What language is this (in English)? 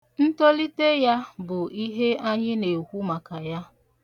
Igbo